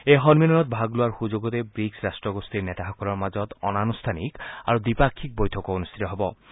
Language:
Assamese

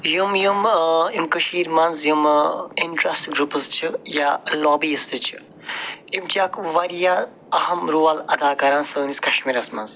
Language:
Kashmiri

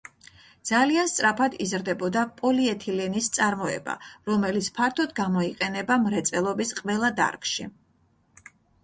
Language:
Georgian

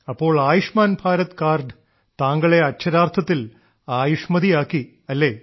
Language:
Malayalam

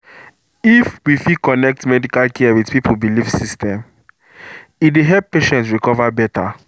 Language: Nigerian Pidgin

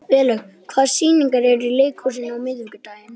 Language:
Icelandic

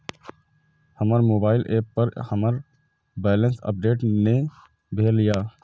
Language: Maithili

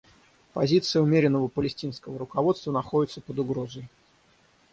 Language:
Russian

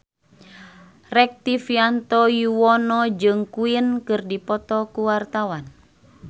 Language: Sundanese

